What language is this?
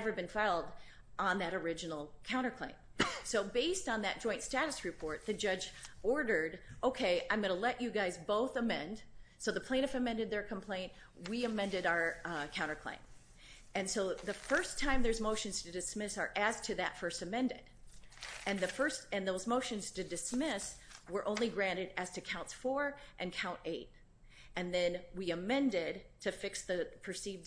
English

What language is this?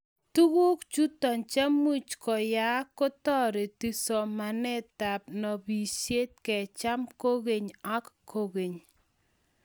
Kalenjin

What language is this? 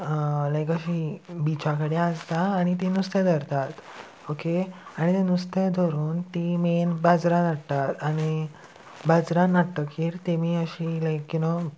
Konkani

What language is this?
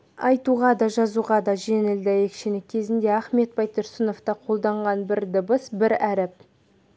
Kazakh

